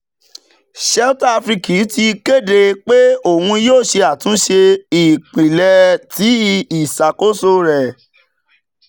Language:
Yoruba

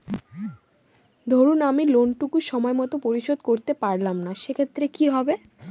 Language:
Bangla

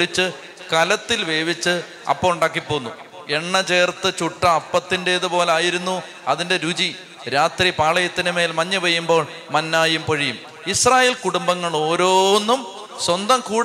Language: Malayalam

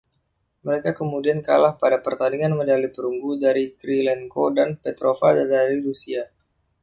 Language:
Indonesian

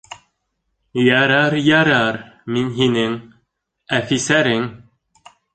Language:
Bashkir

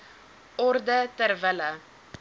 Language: Afrikaans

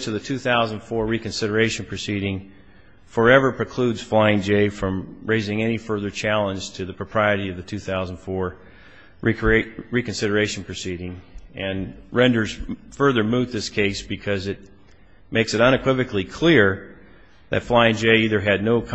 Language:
English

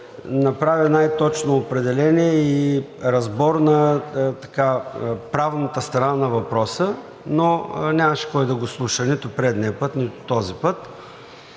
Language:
Bulgarian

